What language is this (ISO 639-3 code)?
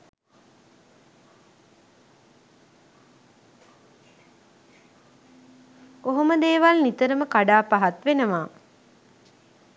sin